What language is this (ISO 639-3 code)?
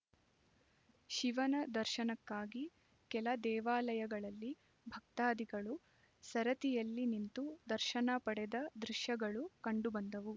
kan